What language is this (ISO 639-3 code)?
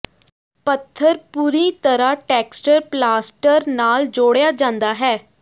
pan